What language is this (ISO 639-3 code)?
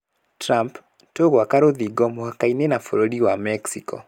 kik